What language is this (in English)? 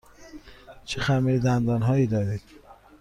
Persian